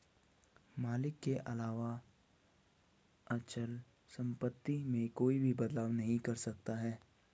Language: Hindi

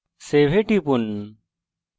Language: Bangla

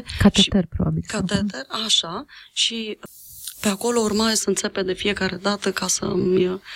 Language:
Romanian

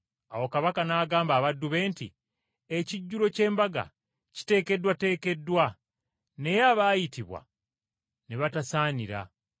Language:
Ganda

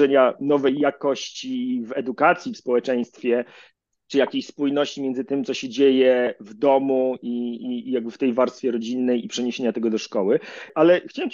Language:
Polish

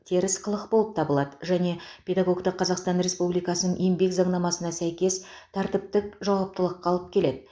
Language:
Kazakh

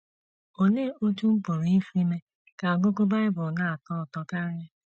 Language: Igbo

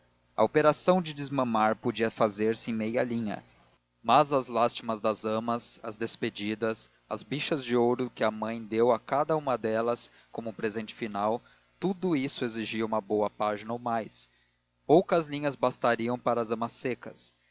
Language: Portuguese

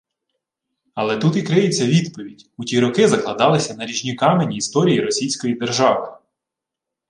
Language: Ukrainian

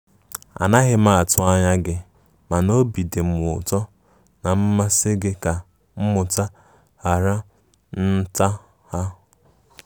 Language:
Igbo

